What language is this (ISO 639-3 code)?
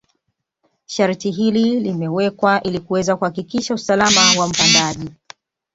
swa